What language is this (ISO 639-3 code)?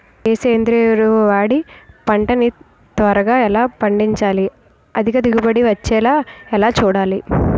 tel